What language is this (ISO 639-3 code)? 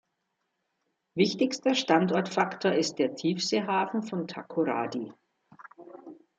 deu